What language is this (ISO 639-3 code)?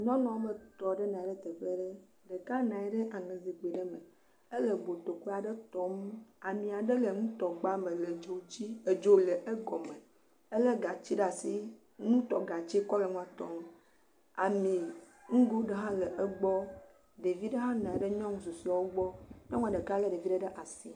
ewe